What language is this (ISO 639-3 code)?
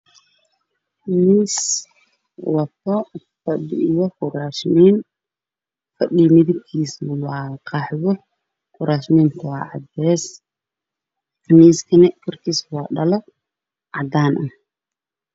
som